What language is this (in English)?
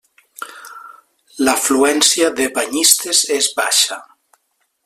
Catalan